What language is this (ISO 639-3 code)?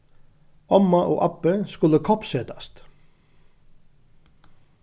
fao